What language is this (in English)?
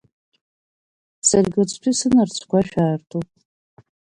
Abkhazian